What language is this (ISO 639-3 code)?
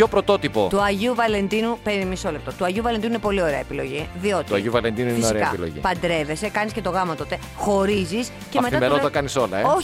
ell